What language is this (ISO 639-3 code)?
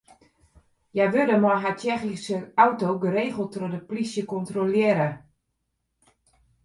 fry